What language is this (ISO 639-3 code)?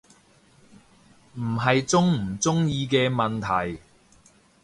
yue